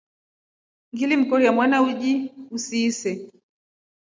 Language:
Rombo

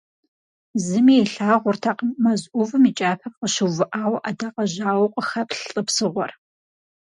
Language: Kabardian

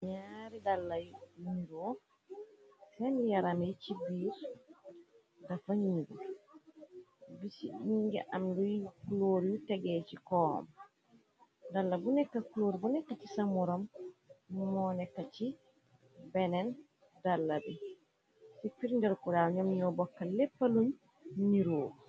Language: Wolof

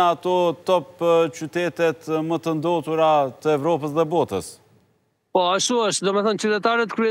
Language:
Romanian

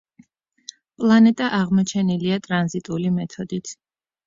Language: Georgian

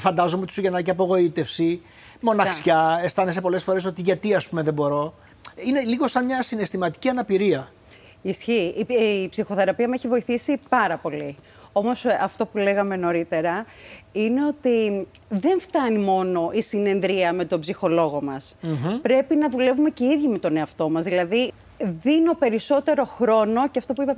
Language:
Greek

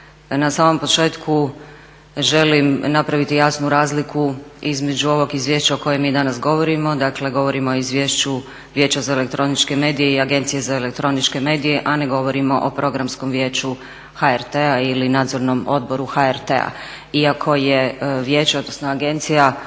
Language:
Croatian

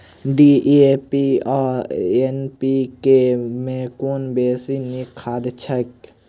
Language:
Maithili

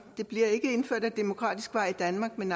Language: Danish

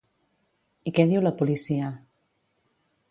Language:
Catalan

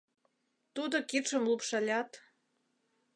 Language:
Mari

